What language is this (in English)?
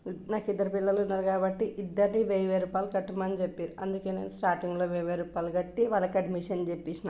Telugu